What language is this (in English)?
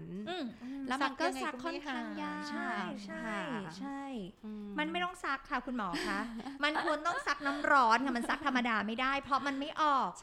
Thai